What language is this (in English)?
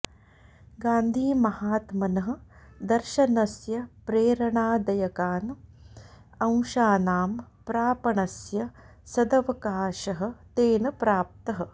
Sanskrit